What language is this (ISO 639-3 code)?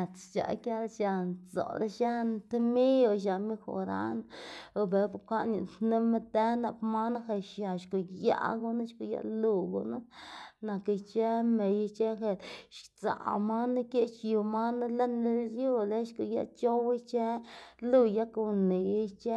ztg